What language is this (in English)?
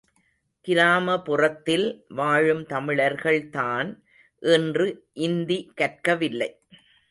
Tamil